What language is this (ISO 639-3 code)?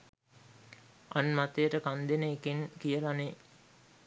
sin